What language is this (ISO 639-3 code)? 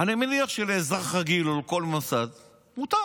heb